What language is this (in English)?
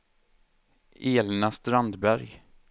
Swedish